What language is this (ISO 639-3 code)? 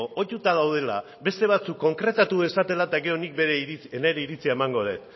eus